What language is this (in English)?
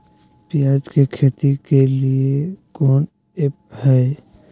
Magahi